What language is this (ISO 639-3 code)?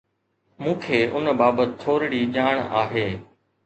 snd